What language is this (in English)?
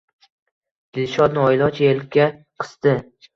Uzbek